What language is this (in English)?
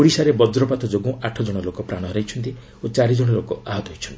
Odia